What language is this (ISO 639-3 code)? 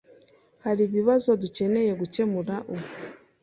kin